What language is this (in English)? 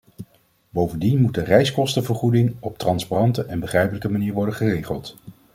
Dutch